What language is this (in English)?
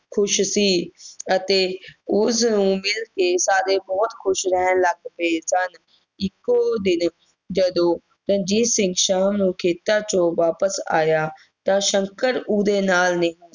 Punjabi